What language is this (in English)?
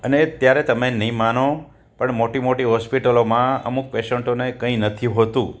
Gujarati